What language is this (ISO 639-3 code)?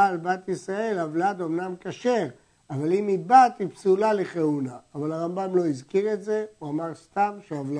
heb